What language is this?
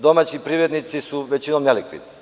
Serbian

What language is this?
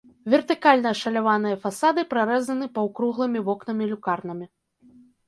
Belarusian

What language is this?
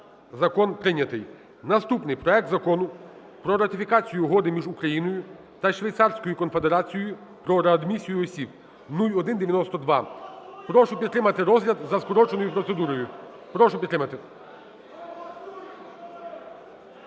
Ukrainian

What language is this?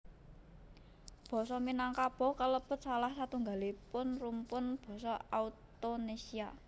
Javanese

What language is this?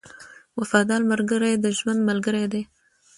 Pashto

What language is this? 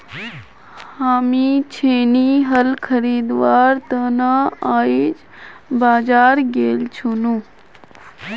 Magahi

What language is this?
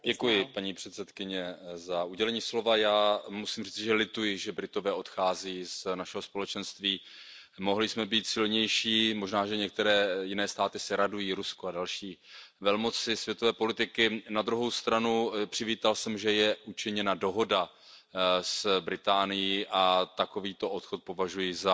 Czech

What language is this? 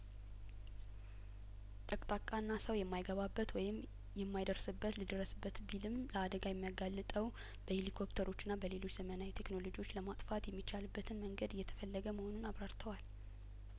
Amharic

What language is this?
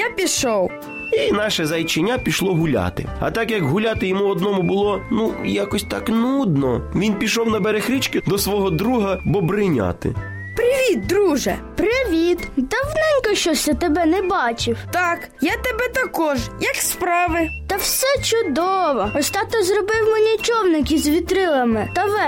Ukrainian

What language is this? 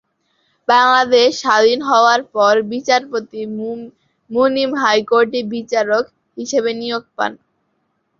Bangla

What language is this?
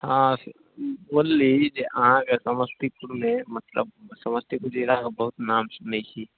Maithili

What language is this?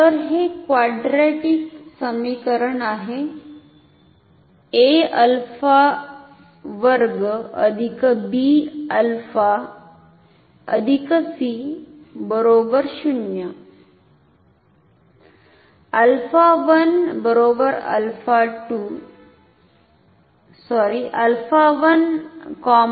Marathi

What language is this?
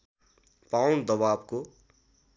Nepali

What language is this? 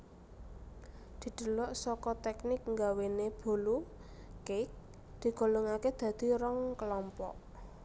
Javanese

